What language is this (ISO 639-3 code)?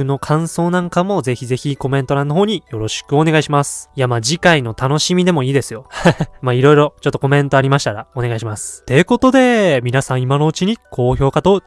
jpn